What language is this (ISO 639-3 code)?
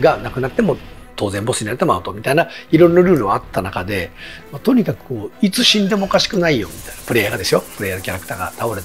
jpn